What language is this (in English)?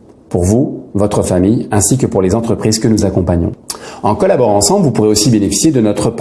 French